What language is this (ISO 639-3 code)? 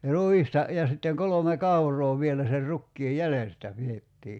fin